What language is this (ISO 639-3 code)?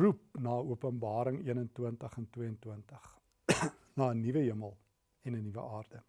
nld